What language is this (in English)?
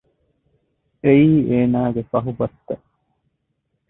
Divehi